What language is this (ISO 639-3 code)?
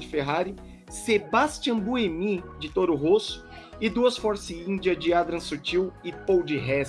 por